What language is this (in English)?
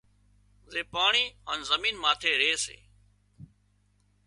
Wadiyara Koli